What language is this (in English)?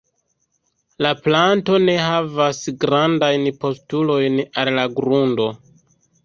Esperanto